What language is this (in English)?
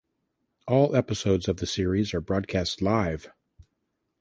English